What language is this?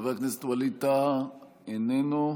Hebrew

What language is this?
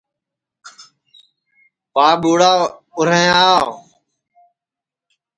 Sansi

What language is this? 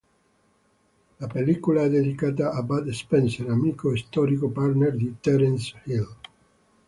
Italian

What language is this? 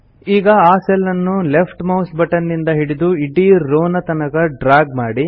Kannada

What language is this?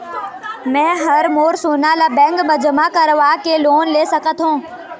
Chhattisgarhi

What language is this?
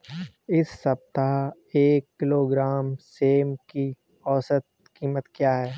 Hindi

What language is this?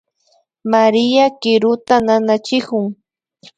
Imbabura Highland Quichua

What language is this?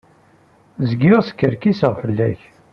Kabyle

